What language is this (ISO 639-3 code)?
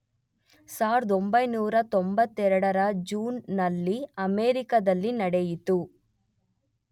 kan